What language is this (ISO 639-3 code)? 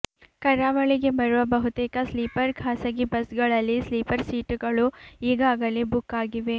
kan